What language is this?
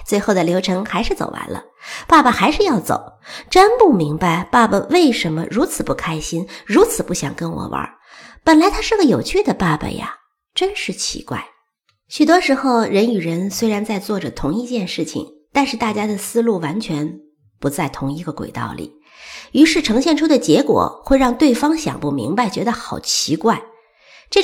Chinese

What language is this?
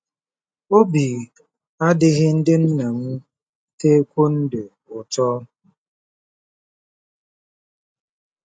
Igbo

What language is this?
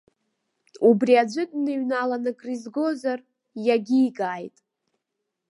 Abkhazian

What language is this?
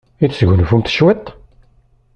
Kabyle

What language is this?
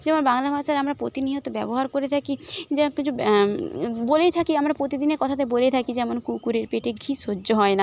Bangla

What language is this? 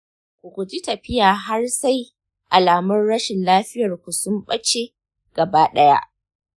Hausa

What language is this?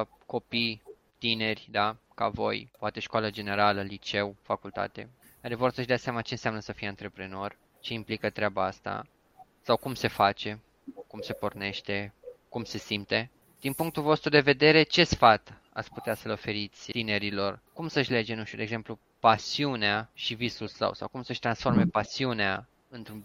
Romanian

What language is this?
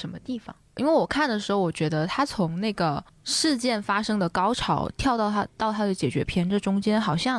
Chinese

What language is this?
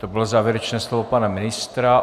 Czech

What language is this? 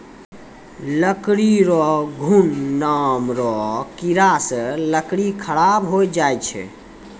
Maithili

